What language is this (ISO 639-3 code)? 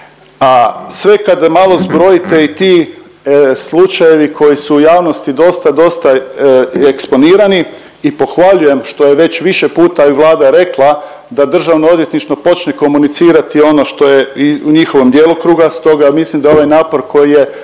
hrv